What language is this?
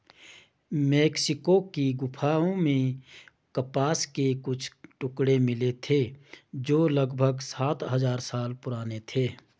Hindi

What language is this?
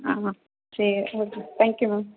Tamil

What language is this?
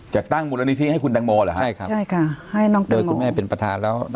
Thai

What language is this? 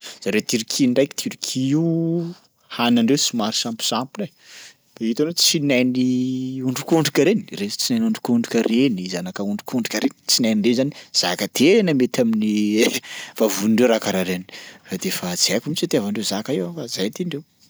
Sakalava Malagasy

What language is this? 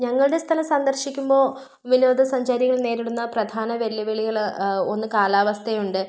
Malayalam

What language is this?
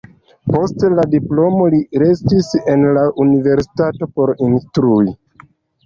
Esperanto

